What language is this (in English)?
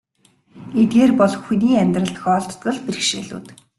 Mongolian